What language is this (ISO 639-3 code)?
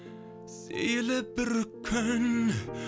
kaz